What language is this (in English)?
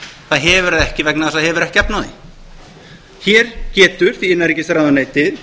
Icelandic